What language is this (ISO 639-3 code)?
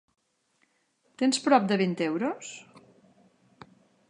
cat